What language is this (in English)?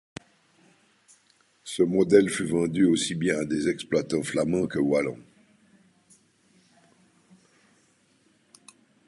French